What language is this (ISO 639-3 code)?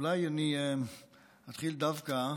heb